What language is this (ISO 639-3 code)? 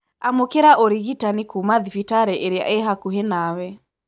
kik